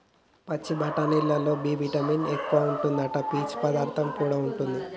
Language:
Telugu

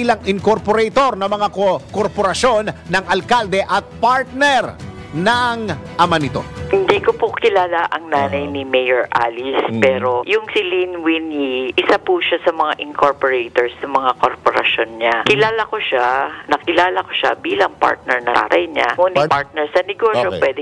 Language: Filipino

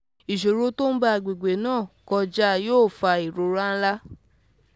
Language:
Yoruba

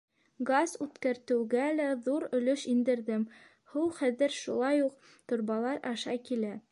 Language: Bashkir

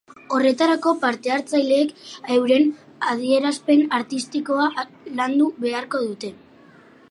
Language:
Basque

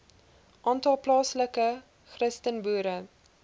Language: Afrikaans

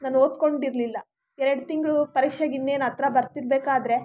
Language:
Kannada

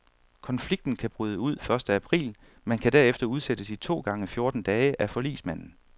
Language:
Danish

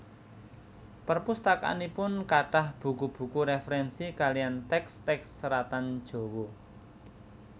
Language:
Javanese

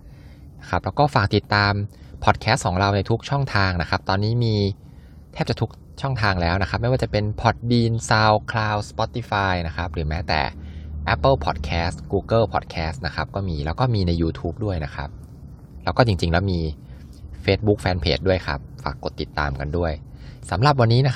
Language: Thai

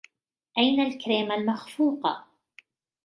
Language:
Arabic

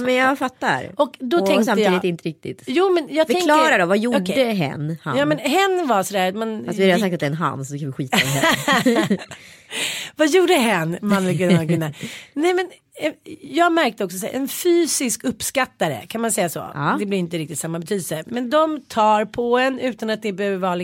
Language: Swedish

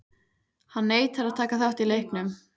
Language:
Icelandic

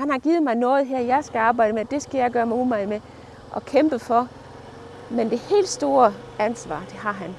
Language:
Danish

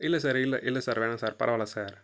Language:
Tamil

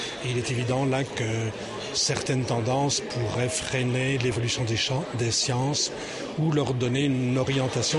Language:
French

